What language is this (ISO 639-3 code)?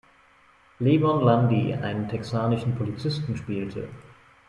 deu